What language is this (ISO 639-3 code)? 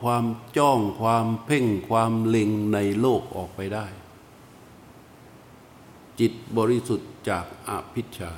tha